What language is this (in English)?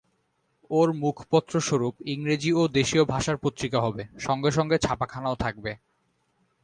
Bangla